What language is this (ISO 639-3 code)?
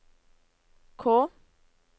nor